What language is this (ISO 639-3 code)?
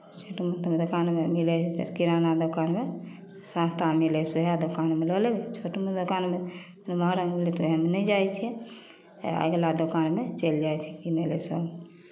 mai